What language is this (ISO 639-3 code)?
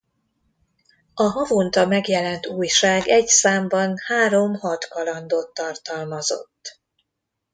hun